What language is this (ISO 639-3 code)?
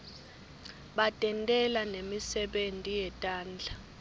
ssw